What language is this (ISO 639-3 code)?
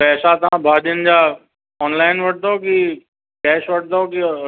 snd